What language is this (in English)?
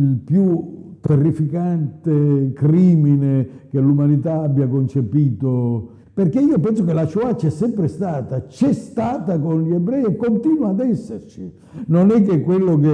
Italian